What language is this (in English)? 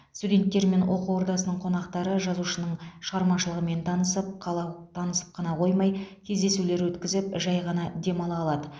Kazakh